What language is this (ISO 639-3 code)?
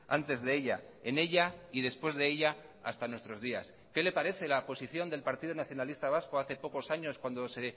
spa